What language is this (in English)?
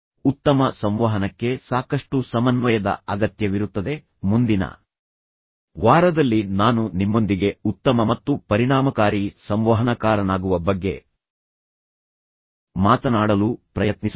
Kannada